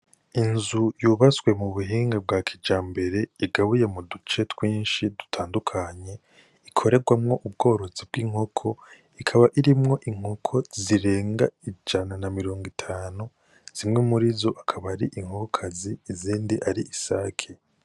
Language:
Rundi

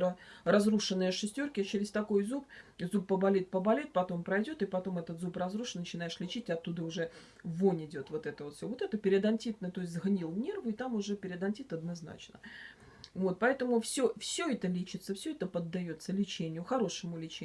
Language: Russian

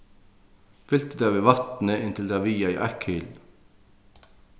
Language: Faroese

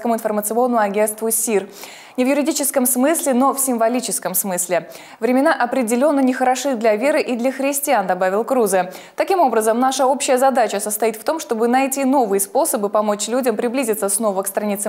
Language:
Russian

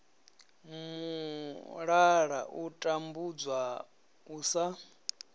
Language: Venda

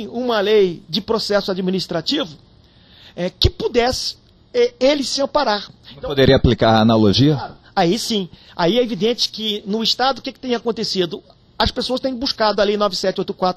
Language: Portuguese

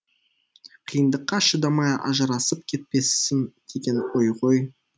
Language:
Kazakh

